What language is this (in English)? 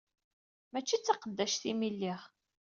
Kabyle